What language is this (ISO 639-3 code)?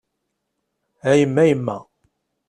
kab